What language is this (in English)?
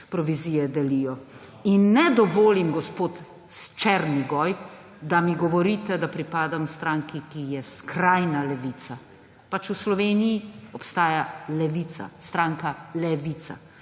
Slovenian